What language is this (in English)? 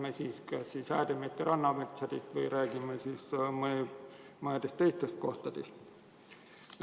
Estonian